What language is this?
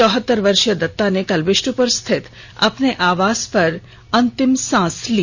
Hindi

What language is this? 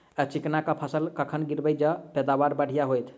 Maithili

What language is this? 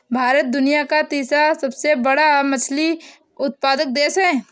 Hindi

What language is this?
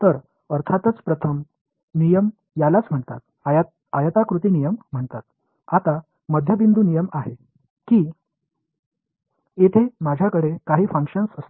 Marathi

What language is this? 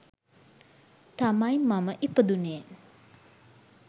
Sinhala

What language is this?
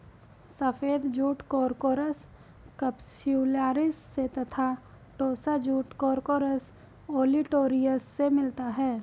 Hindi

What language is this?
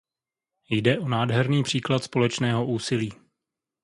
Czech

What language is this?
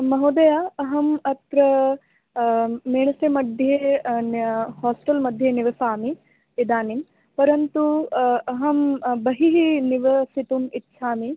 Sanskrit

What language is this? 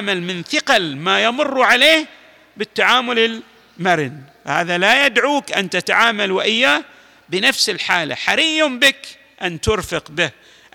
Arabic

